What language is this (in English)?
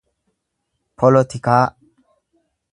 Oromo